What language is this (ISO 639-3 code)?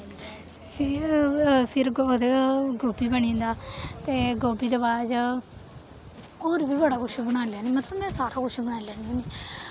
doi